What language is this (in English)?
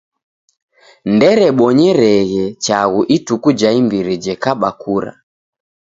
Taita